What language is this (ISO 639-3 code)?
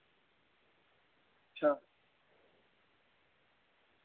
doi